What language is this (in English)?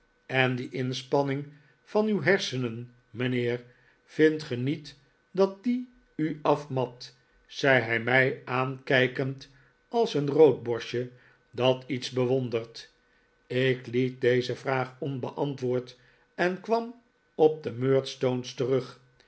Dutch